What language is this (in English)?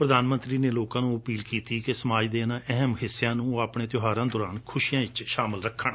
Punjabi